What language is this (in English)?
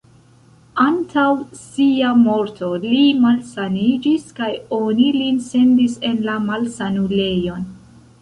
Esperanto